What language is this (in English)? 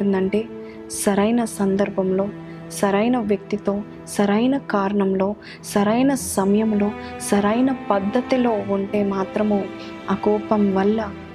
Telugu